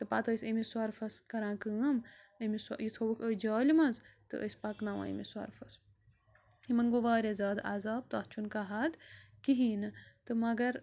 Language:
Kashmiri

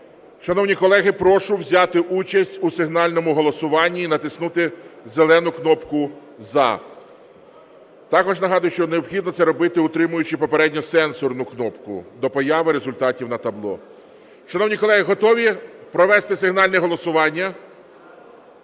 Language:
Ukrainian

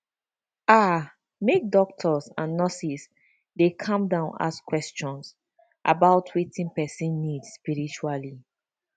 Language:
Nigerian Pidgin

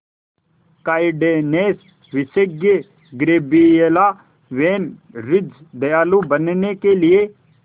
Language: Hindi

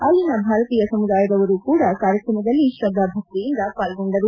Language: Kannada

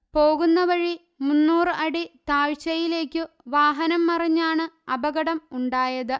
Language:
Malayalam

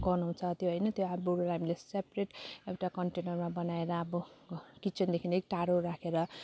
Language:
Nepali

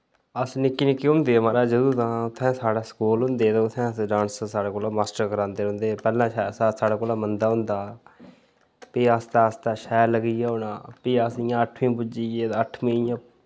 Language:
Dogri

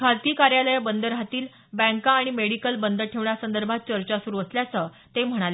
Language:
Marathi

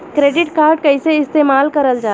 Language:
Bhojpuri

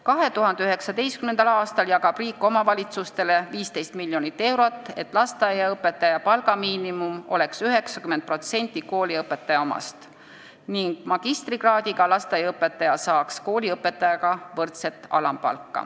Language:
Estonian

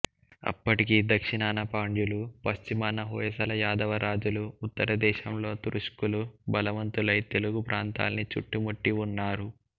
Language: Telugu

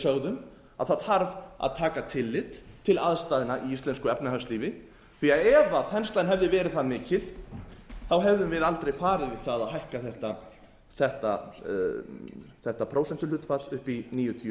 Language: Icelandic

